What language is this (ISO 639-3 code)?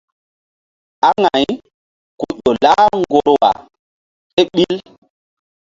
mdd